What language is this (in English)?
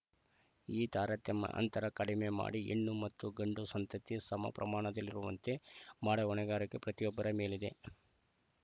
Kannada